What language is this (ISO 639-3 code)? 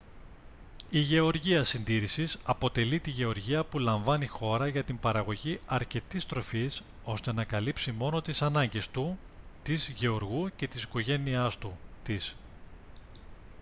ell